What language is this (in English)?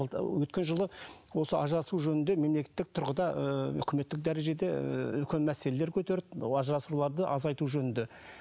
Kazakh